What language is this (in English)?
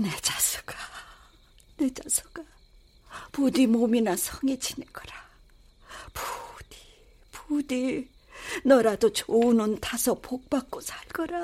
Korean